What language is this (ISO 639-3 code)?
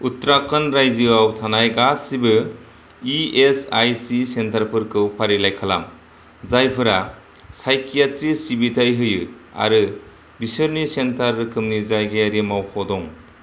brx